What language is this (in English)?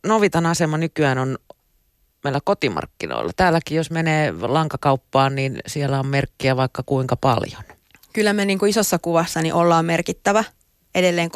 Finnish